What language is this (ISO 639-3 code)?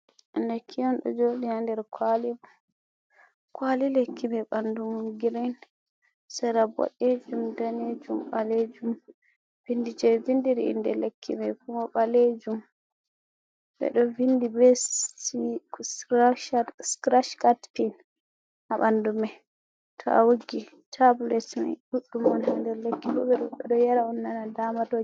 ful